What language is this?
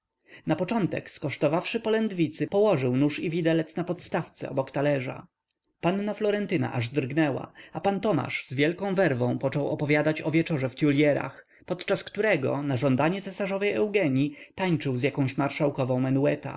Polish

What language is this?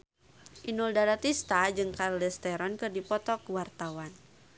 Sundanese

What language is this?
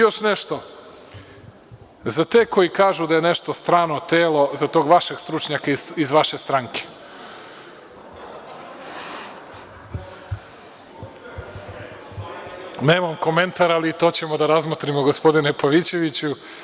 Serbian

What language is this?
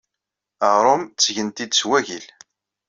Kabyle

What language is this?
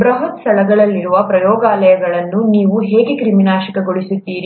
Kannada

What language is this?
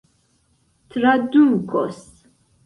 Esperanto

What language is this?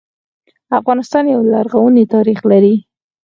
Pashto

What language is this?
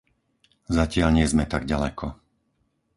Slovak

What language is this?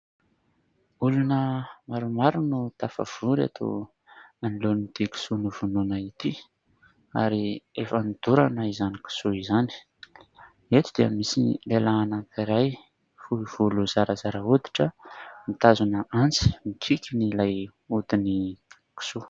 Malagasy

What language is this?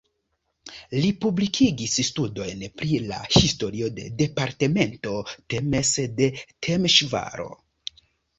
Esperanto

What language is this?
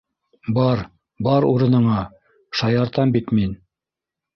Bashkir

